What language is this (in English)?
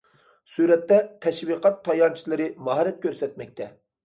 Uyghur